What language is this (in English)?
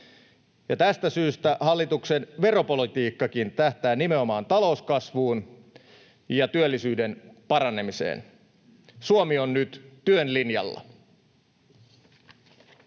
Finnish